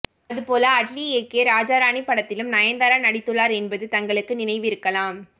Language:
Tamil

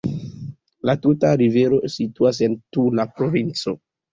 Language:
Esperanto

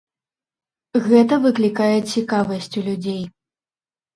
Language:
Belarusian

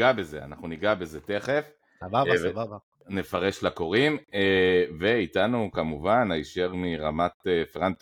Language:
Hebrew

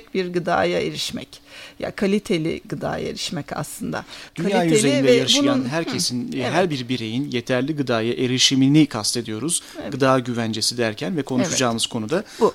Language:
Turkish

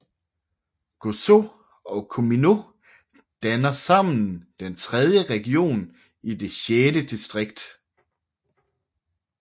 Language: Danish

